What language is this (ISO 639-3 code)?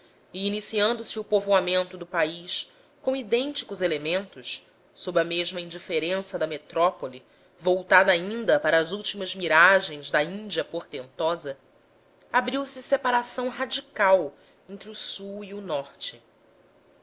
por